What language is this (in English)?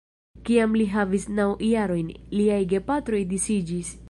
Esperanto